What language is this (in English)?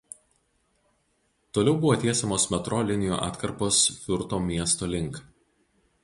Lithuanian